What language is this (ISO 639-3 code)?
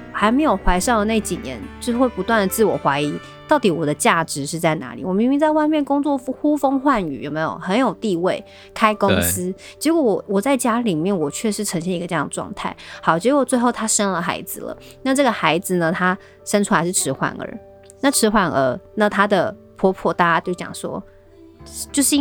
zho